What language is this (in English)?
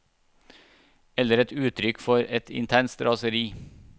Norwegian